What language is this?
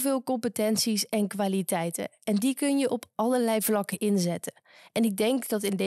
Dutch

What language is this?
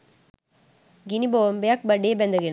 Sinhala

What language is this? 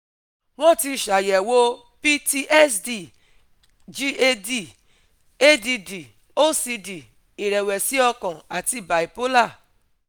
Yoruba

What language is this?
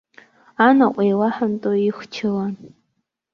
Abkhazian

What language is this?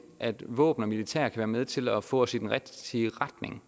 Danish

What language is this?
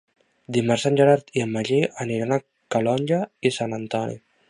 Catalan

